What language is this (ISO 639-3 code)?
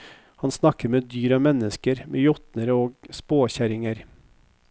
nor